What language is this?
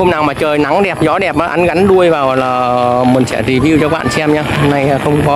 Vietnamese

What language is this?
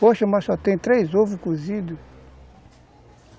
Portuguese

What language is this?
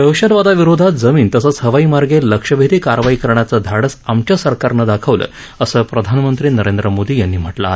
Marathi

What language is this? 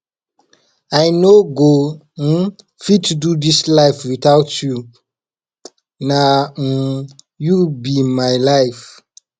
Nigerian Pidgin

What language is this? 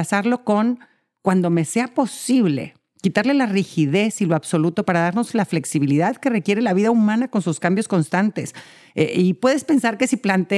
Spanish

